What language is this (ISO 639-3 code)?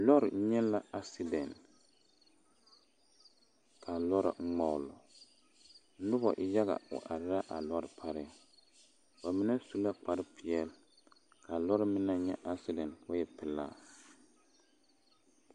dga